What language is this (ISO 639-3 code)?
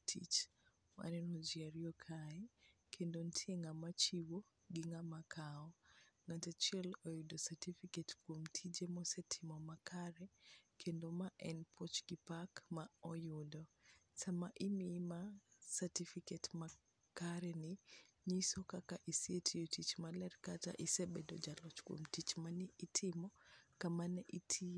luo